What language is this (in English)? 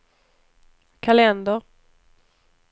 Swedish